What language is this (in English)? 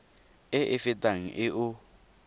Tswana